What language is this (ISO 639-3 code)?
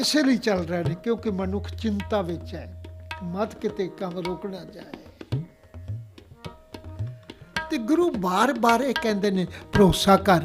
pan